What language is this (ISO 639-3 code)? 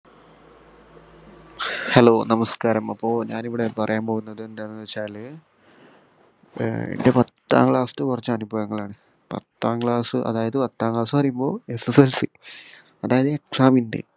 mal